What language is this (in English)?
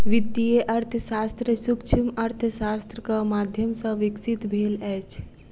Maithili